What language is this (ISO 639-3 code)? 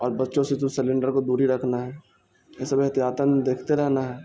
urd